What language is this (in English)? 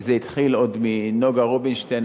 Hebrew